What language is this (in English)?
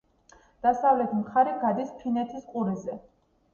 Georgian